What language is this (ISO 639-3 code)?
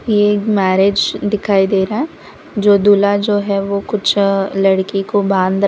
hin